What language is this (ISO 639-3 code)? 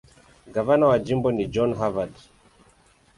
swa